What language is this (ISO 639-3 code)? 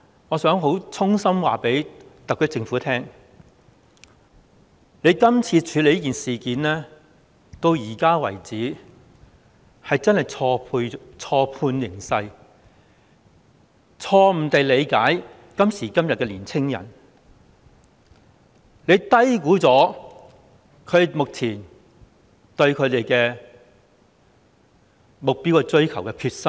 yue